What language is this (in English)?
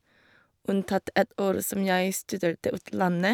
Norwegian